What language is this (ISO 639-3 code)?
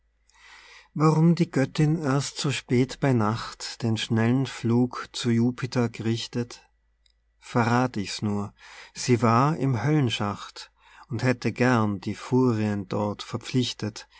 deu